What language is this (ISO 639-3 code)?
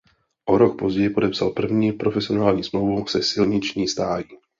ces